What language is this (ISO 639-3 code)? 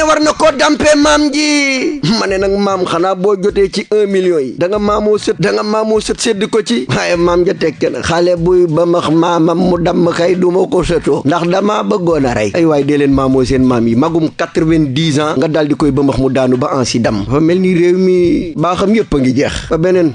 ind